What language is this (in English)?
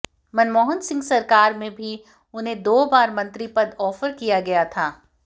Hindi